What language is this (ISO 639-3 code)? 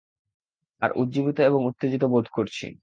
ben